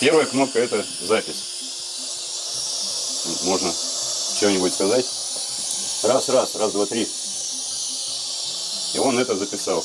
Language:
Russian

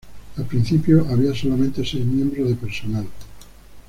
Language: Spanish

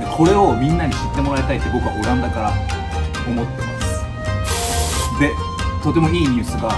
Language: Japanese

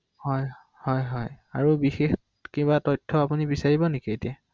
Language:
Assamese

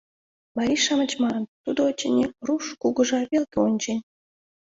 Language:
Mari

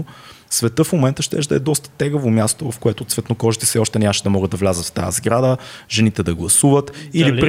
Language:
Bulgarian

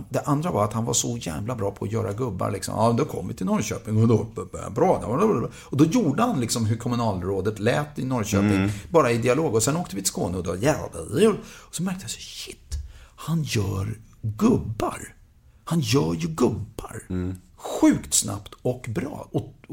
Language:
Swedish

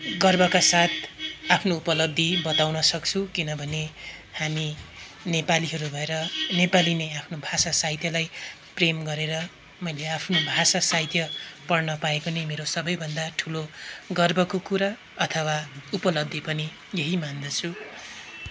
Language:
Nepali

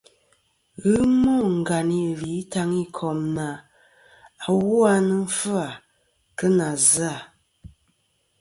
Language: Kom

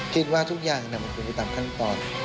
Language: Thai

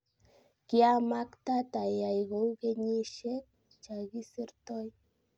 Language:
Kalenjin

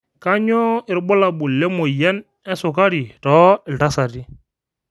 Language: Masai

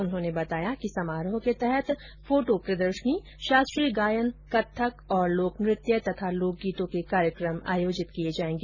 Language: Hindi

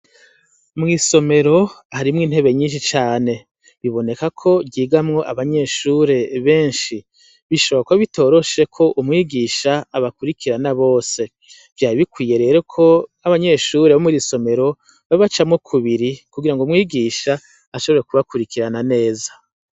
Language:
Rundi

